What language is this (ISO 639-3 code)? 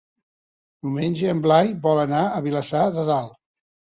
cat